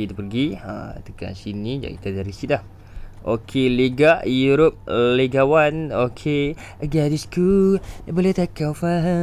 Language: Malay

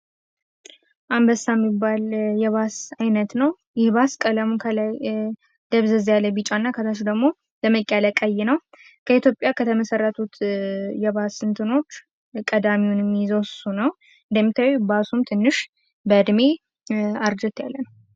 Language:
Amharic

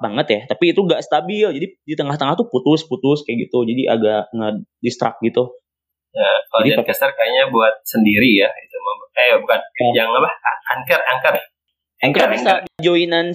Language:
Indonesian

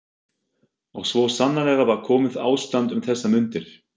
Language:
Icelandic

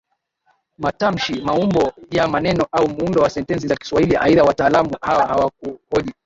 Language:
Swahili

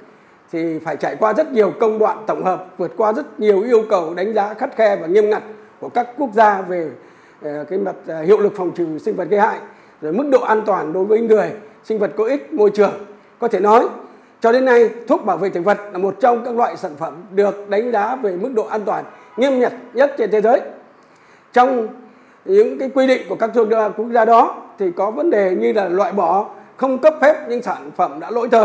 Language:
Vietnamese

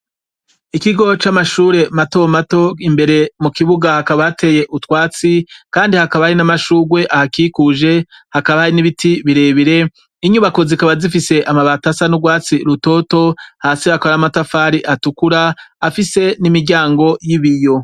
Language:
Rundi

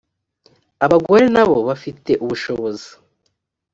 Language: Kinyarwanda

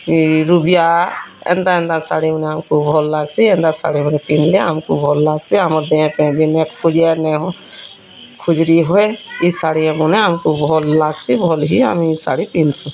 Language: Odia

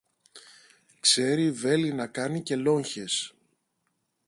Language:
Greek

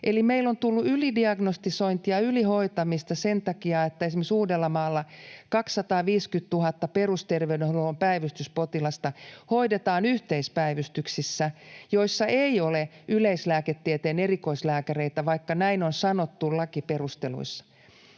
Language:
Finnish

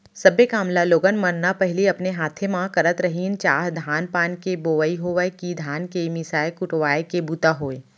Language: Chhattisgarhi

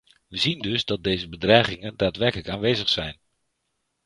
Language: Dutch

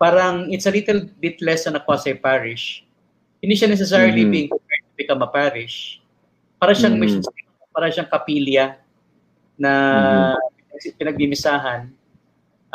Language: Filipino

